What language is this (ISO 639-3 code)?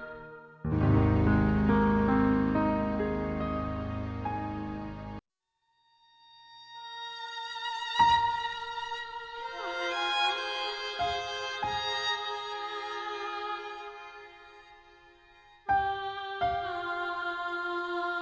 ind